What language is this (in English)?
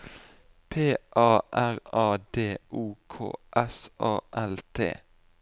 Norwegian